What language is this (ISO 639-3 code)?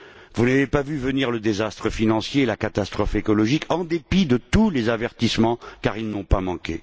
fra